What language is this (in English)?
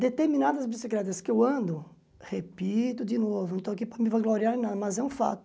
Portuguese